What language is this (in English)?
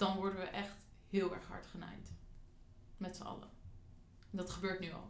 Dutch